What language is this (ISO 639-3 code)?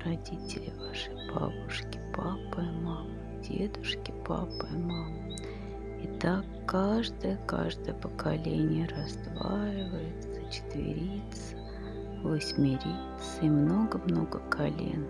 rus